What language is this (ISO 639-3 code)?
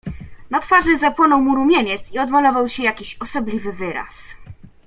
pol